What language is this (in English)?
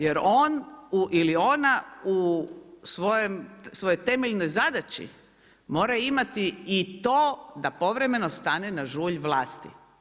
Croatian